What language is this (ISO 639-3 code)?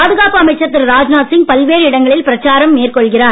tam